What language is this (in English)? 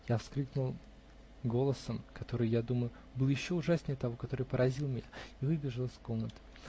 Russian